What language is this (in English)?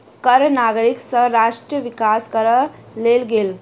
Maithili